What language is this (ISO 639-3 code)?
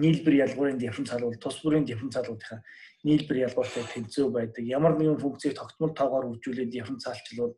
tur